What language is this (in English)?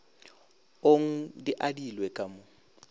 Northern Sotho